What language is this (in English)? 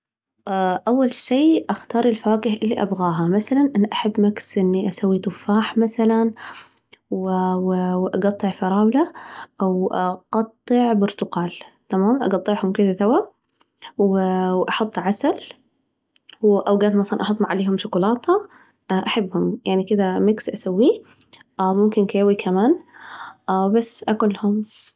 Najdi Arabic